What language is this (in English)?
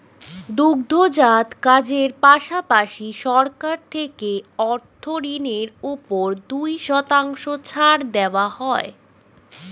Bangla